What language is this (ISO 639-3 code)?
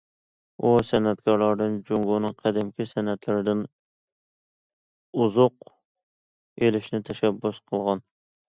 uig